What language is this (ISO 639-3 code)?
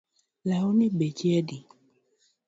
luo